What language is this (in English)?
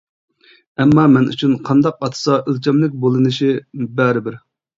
Uyghur